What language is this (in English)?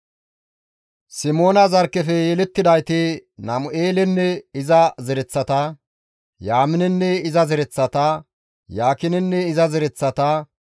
Gamo